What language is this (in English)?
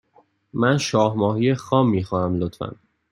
Persian